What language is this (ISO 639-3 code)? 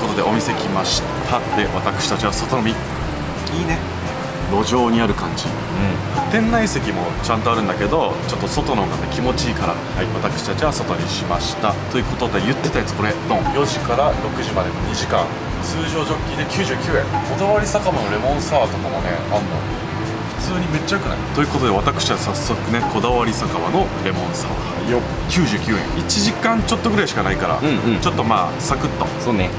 jpn